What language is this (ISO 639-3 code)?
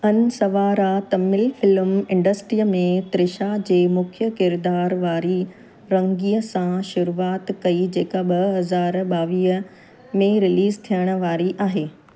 snd